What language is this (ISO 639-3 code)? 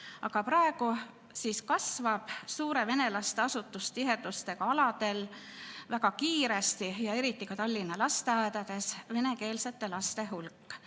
est